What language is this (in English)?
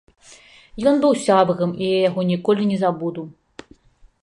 Belarusian